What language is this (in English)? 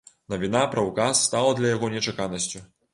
Belarusian